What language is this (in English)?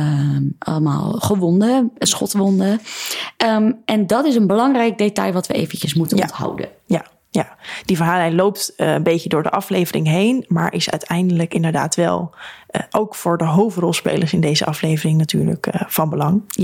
Dutch